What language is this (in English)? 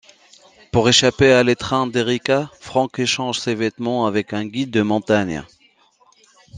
French